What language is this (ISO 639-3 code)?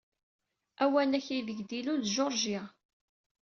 kab